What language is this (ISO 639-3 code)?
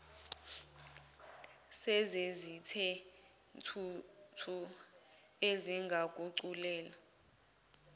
zul